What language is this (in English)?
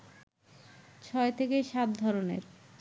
Bangla